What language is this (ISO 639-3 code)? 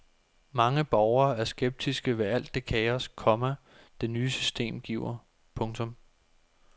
dan